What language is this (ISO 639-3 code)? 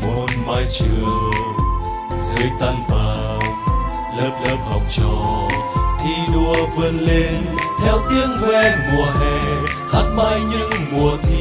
vie